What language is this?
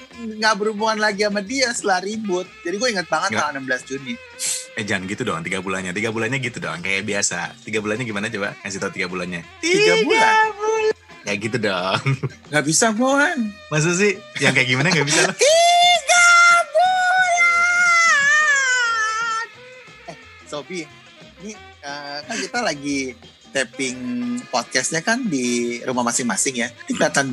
Indonesian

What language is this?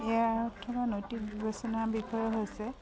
Assamese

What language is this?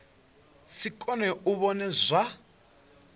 Venda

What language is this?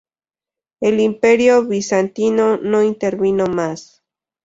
Spanish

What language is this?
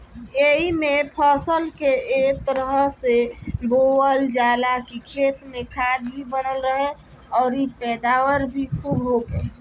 Bhojpuri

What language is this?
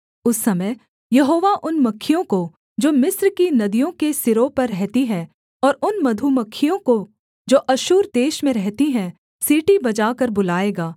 Hindi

